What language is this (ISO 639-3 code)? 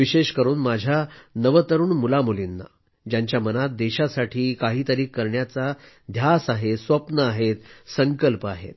mar